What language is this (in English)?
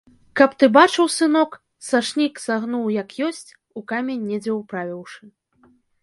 Belarusian